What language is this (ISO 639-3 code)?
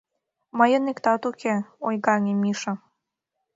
chm